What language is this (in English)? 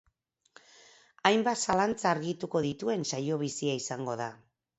Basque